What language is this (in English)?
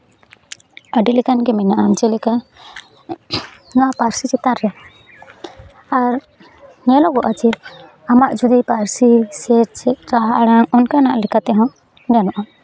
Santali